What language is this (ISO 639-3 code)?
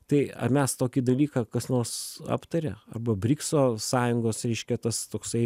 lit